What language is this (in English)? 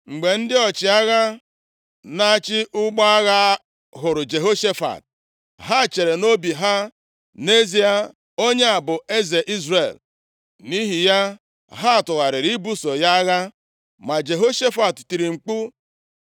Igbo